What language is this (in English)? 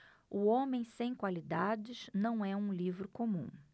Portuguese